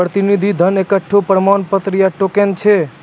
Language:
Maithili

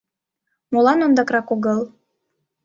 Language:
Mari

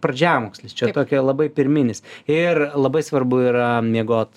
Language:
Lithuanian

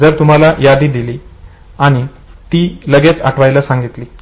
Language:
Marathi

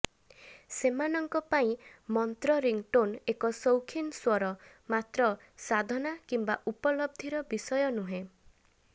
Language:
Odia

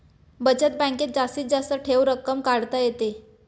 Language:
Marathi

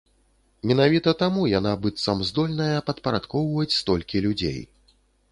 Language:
Belarusian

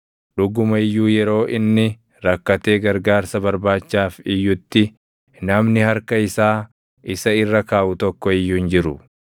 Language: Oromo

